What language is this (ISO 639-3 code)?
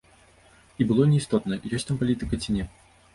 bel